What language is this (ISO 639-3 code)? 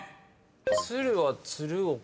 jpn